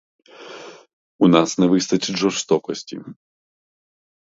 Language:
Ukrainian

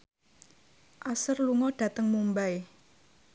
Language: Javanese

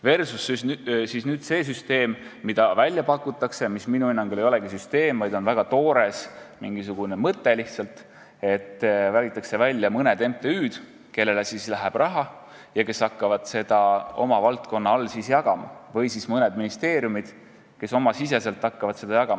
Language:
Estonian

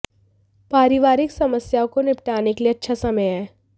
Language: Hindi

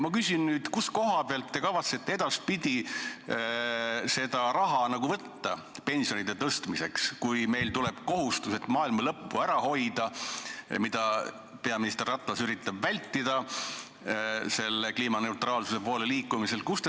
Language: Estonian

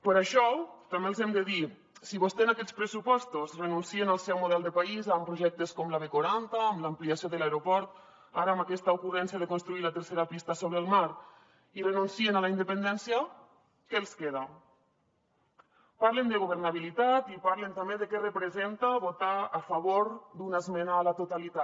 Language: Catalan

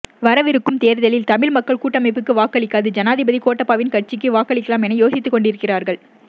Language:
Tamil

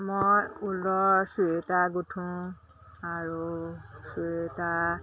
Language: Assamese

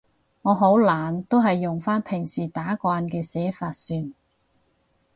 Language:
Cantonese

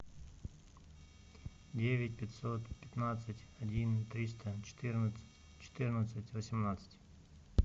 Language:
Russian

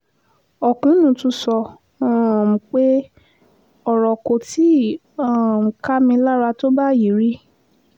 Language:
Yoruba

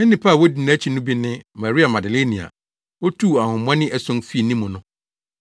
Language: Akan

